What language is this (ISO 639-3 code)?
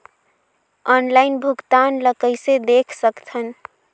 hne